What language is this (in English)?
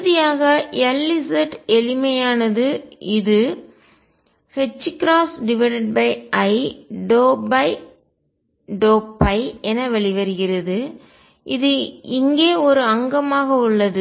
Tamil